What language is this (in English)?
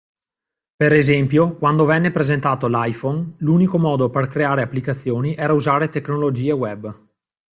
Italian